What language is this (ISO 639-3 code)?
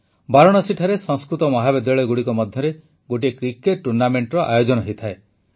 ori